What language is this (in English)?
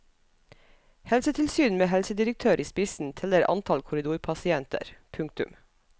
Norwegian